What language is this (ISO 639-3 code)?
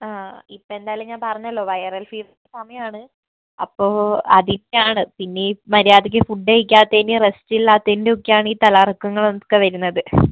mal